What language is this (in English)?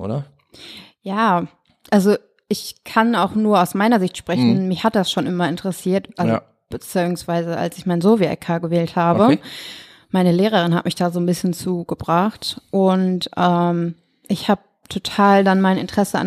German